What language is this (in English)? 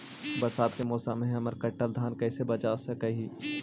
Magahi